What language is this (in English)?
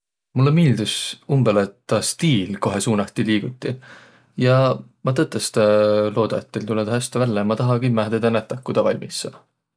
Võro